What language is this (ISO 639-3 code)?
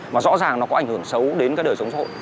vie